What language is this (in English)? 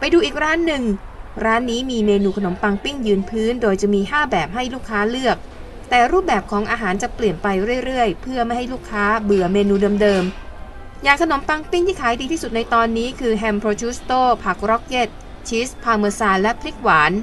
Thai